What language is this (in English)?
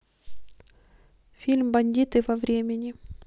Russian